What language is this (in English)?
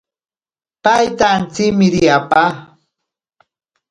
Ashéninka Perené